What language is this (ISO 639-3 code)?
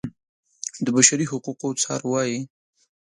pus